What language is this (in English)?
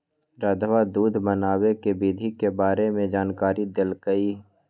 Magahi